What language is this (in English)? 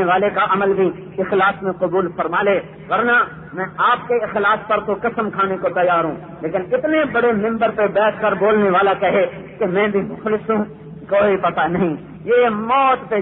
Arabic